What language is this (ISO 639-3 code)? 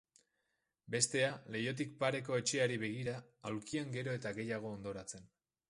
eus